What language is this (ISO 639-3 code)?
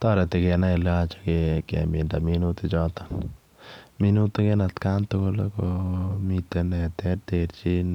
kln